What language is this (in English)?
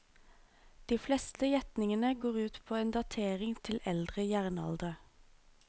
Norwegian